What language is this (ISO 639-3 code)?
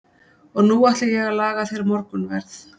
isl